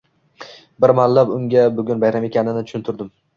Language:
Uzbek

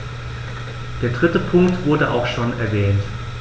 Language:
German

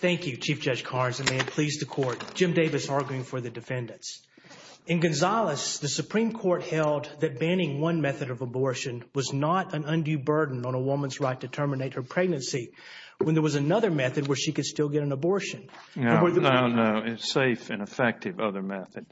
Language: English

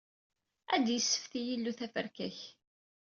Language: Kabyle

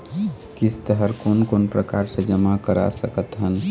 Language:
Chhattisgarhi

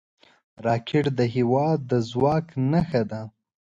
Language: Pashto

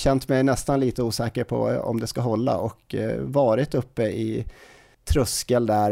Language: Swedish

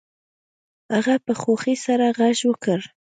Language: Pashto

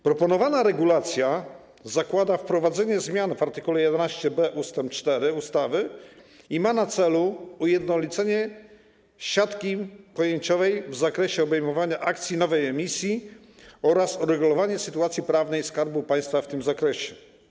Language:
Polish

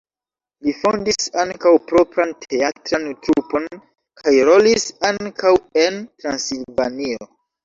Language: Esperanto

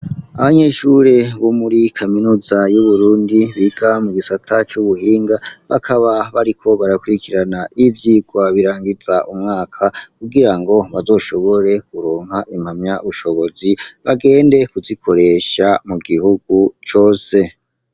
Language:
Rundi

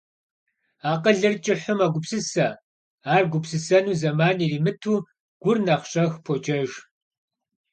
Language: Kabardian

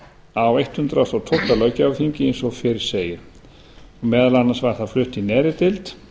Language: Icelandic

